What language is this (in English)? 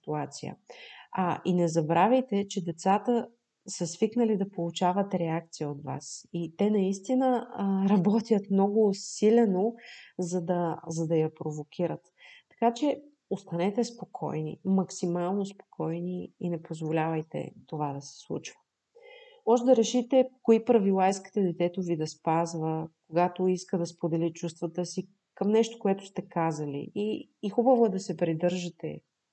Bulgarian